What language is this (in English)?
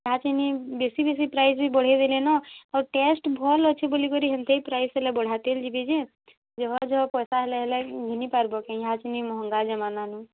Odia